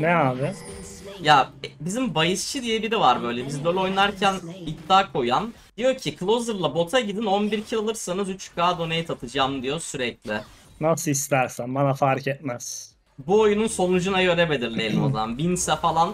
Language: Turkish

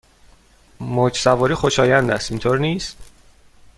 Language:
Persian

